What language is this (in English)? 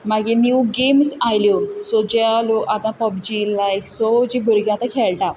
Konkani